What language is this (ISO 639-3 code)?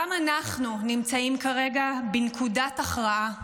heb